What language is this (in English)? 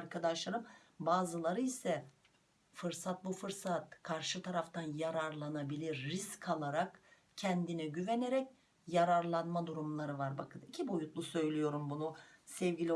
Turkish